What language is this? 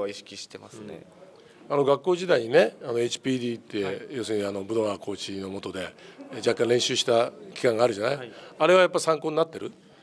Japanese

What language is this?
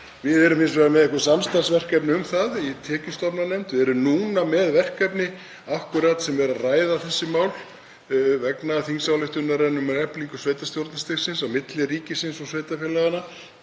Icelandic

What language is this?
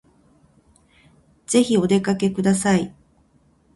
Japanese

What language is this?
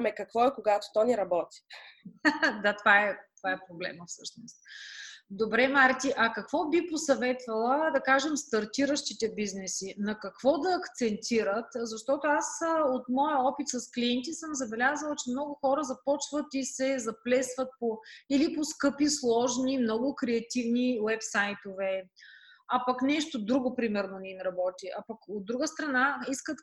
Bulgarian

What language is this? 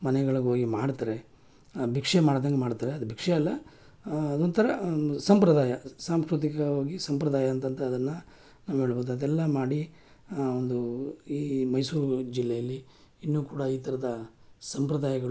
Kannada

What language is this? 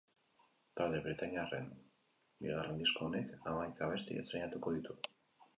Basque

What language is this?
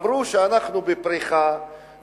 Hebrew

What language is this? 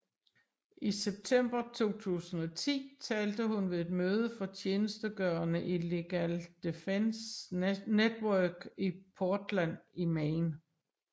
Danish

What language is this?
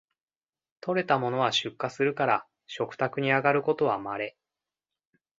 Japanese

